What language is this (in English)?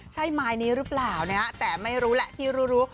Thai